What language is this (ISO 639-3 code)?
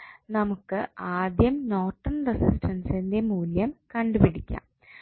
mal